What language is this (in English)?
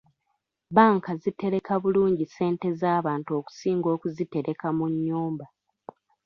Ganda